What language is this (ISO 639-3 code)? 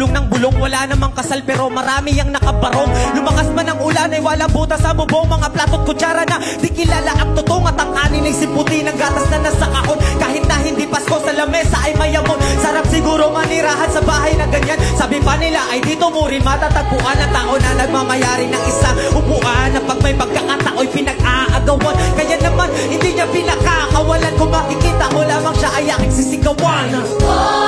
ind